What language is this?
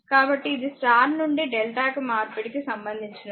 Telugu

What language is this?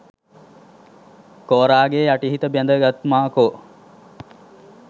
Sinhala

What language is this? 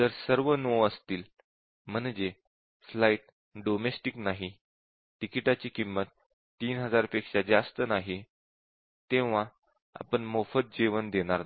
Marathi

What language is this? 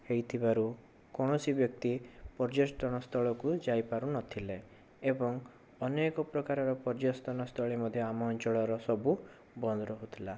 Odia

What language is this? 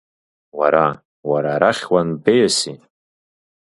Abkhazian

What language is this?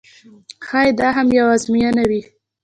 Pashto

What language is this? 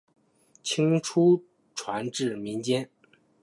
Chinese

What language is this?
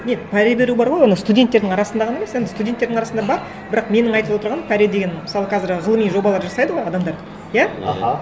Kazakh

